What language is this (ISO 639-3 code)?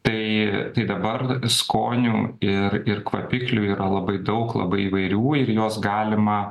lit